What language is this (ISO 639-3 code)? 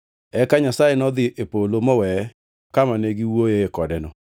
luo